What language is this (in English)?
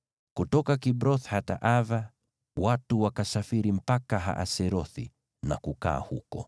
Swahili